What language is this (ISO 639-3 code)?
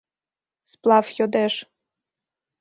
chm